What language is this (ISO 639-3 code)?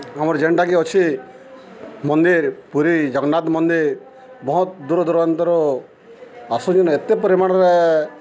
ori